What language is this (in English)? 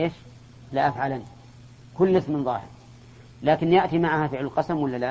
Arabic